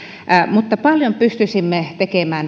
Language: Finnish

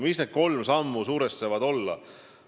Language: Estonian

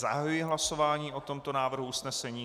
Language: Czech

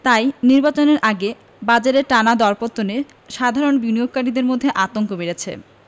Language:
Bangla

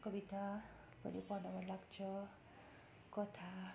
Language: Nepali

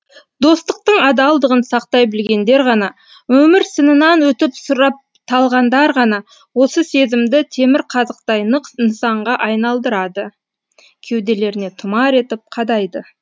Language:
Kazakh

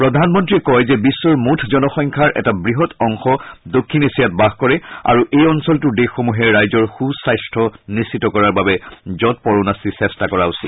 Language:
Assamese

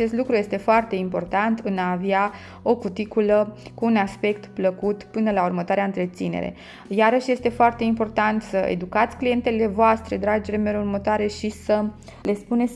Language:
Romanian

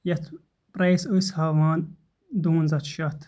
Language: Kashmiri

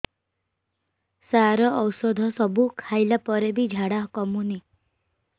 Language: Odia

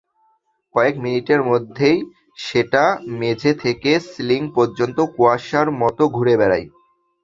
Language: Bangla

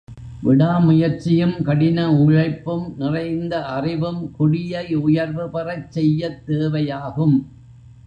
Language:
Tamil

